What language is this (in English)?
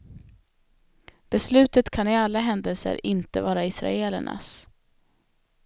Swedish